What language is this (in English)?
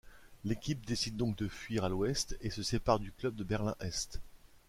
French